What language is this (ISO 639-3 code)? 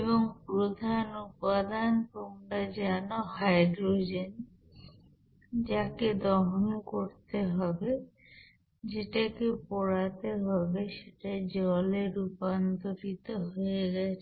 ben